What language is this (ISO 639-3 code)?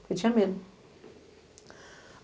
por